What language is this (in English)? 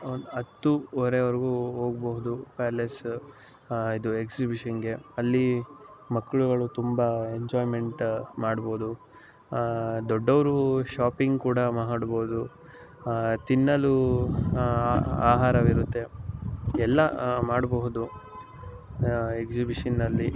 Kannada